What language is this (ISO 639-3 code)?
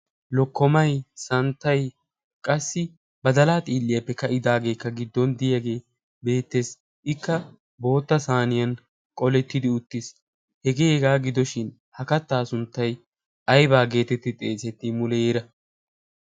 wal